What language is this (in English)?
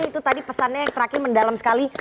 Indonesian